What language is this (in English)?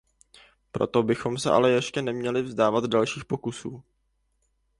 Czech